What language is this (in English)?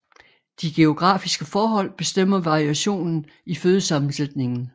Danish